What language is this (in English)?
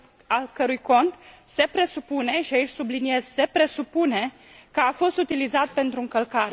Romanian